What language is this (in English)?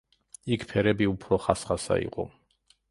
Georgian